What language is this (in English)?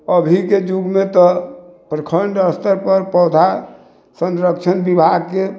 Maithili